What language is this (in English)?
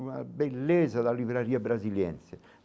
Portuguese